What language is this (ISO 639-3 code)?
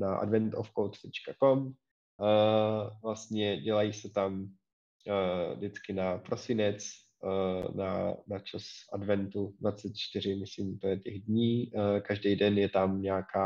ces